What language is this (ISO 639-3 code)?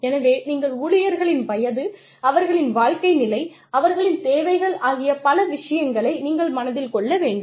tam